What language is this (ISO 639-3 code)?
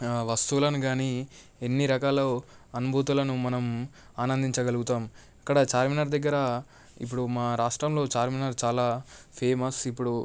tel